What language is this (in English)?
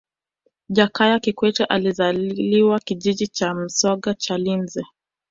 Swahili